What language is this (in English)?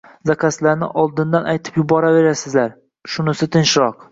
Uzbek